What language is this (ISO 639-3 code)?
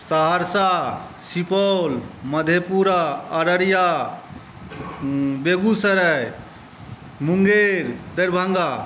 mai